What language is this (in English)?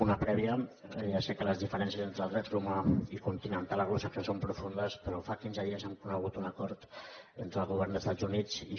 Catalan